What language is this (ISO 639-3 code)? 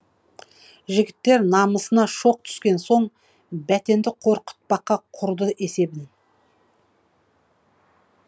kaz